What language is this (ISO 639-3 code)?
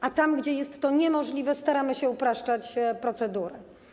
pol